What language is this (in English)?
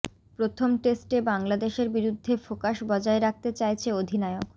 Bangla